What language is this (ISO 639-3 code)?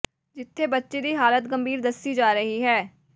pan